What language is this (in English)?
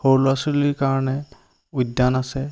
Assamese